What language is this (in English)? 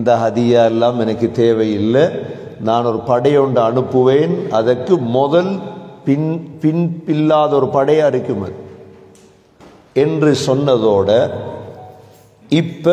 Arabic